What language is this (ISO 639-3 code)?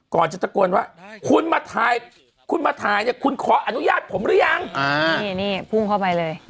tha